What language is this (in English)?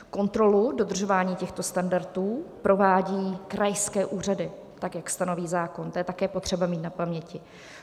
Czech